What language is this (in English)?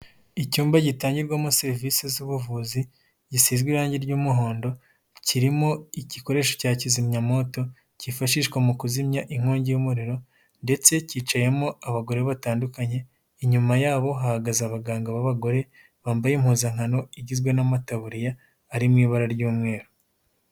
Kinyarwanda